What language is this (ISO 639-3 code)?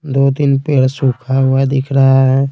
hin